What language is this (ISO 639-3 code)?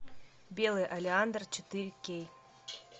rus